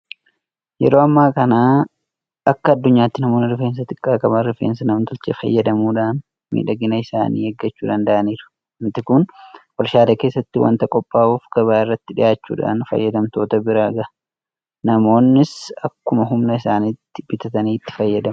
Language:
Oromo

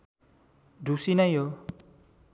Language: Nepali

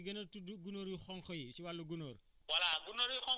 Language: Wolof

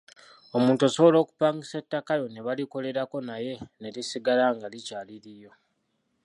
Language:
Ganda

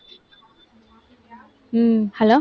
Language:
Tamil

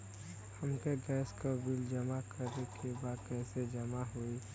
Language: Bhojpuri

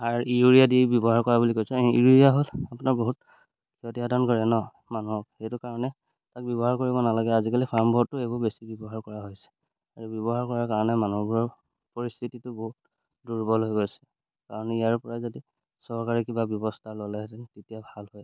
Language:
Assamese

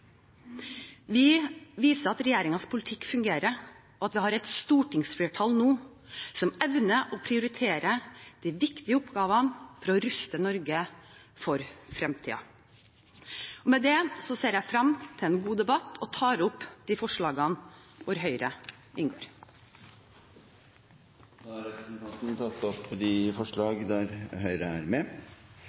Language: Norwegian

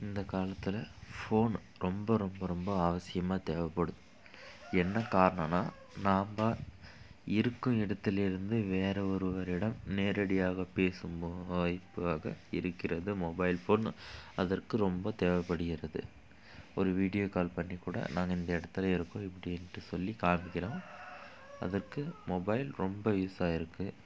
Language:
Tamil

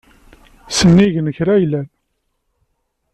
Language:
Kabyle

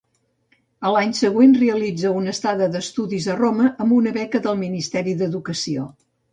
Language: Catalan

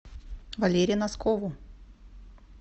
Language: Russian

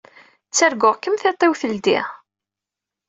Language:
Kabyle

